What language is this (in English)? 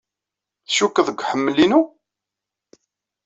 Kabyle